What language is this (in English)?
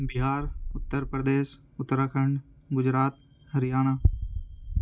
Urdu